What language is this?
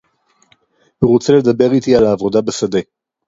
Hebrew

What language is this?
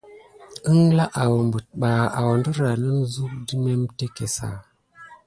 Gidar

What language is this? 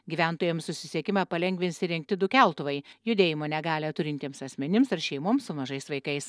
Lithuanian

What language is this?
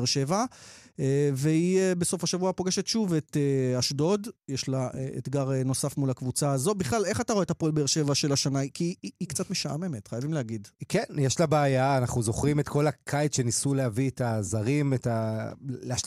Hebrew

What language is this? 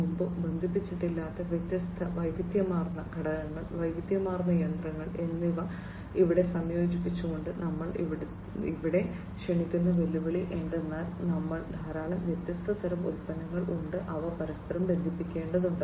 Malayalam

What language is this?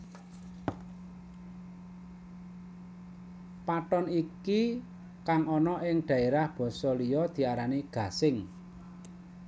Javanese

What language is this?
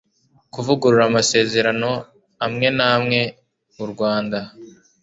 Kinyarwanda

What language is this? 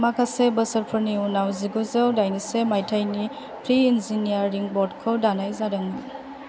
Bodo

